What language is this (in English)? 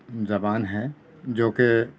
Urdu